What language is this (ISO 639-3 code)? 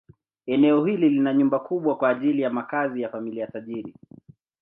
swa